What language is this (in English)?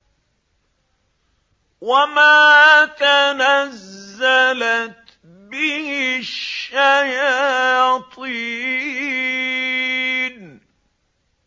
Arabic